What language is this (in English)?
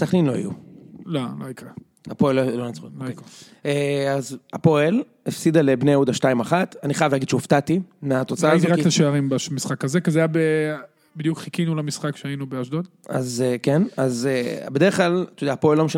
Hebrew